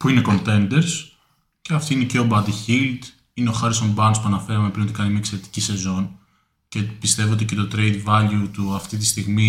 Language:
Greek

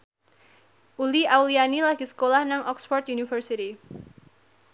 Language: Javanese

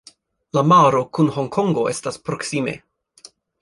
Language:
Esperanto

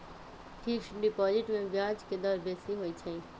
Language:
Magahi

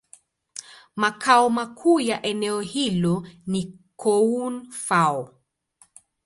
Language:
Swahili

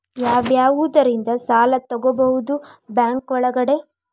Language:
Kannada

